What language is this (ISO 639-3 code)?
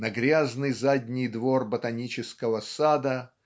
rus